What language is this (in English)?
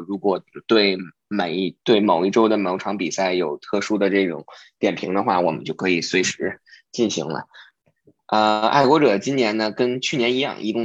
Chinese